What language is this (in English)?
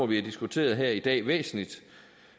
Danish